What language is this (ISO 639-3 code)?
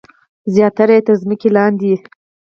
pus